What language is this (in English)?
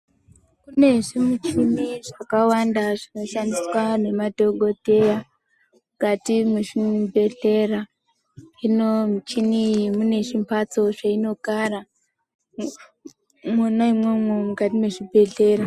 Ndau